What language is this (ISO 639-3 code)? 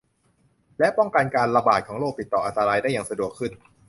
tha